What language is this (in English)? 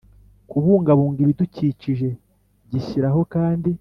Kinyarwanda